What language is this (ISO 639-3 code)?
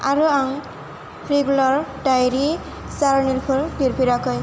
brx